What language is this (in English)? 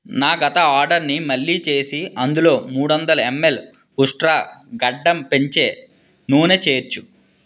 Telugu